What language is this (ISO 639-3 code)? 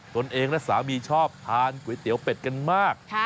tha